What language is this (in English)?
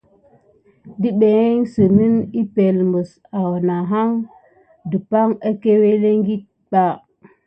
Gidar